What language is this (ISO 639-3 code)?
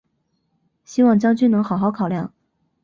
zho